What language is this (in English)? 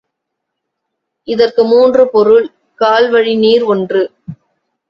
Tamil